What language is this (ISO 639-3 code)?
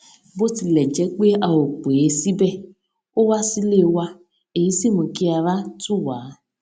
yor